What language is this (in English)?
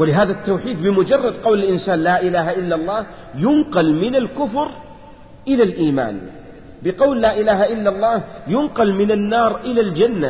Arabic